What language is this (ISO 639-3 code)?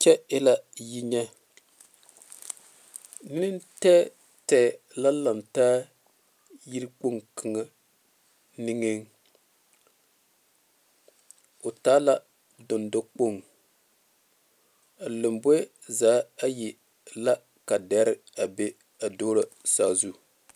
dga